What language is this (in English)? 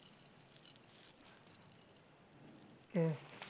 Gujarati